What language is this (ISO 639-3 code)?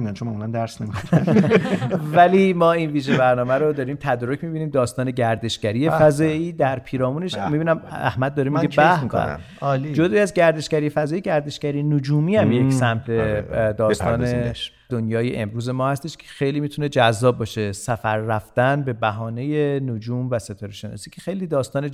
fas